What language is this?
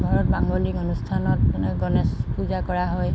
Assamese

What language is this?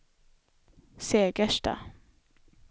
Swedish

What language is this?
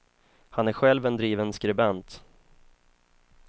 Swedish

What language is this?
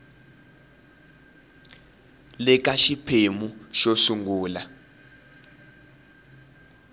Tsonga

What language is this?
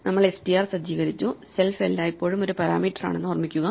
Malayalam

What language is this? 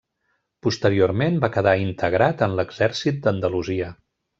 Catalan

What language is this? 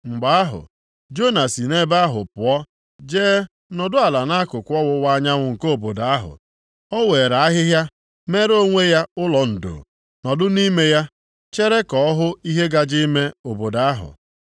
Igbo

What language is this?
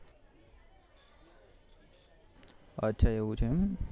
Gujarati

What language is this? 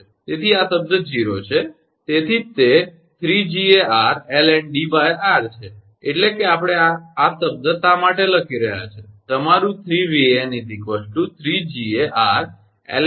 Gujarati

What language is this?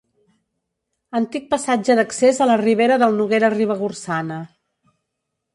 Catalan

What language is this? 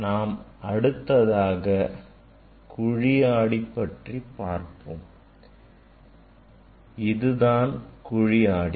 Tamil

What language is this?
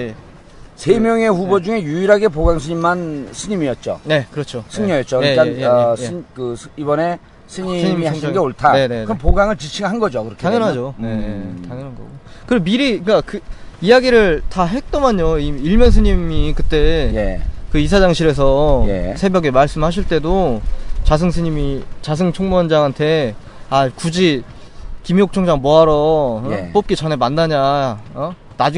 Korean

